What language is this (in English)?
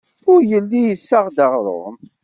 Kabyle